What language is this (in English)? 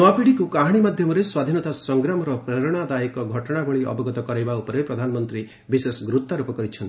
Odia